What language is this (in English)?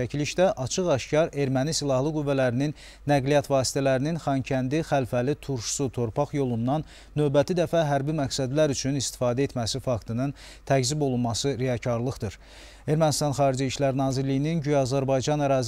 Turkish